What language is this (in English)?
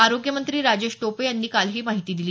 Marathi